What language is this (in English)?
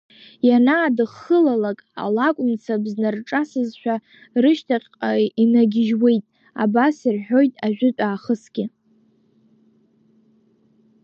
Abkhazian